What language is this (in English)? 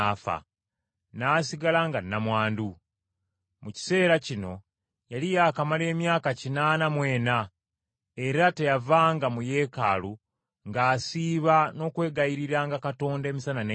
Ganda